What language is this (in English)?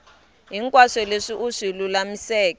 Tsonga